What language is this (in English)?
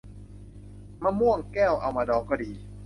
Thai